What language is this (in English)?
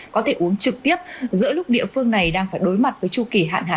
Vietnamese